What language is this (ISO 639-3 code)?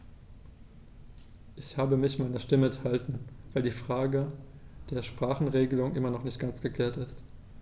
deu